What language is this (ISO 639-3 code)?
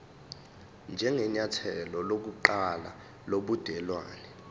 zul